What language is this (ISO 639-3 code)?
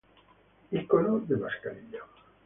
spa